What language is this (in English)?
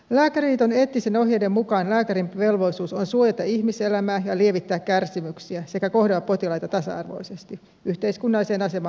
Finnish